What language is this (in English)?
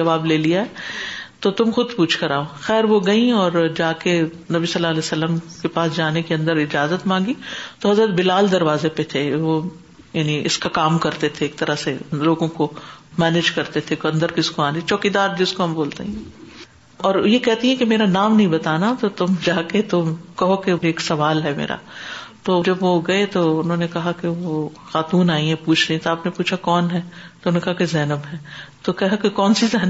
Urdu